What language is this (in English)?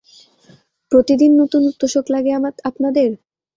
Bangla